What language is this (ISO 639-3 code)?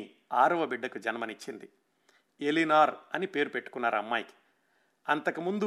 tel